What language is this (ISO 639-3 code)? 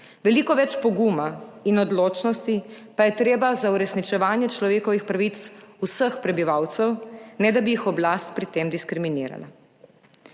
slv